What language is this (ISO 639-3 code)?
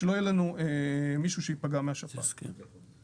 heb